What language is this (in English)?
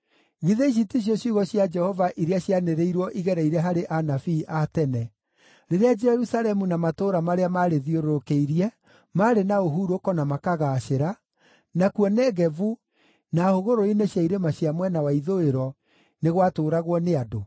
Kikuyu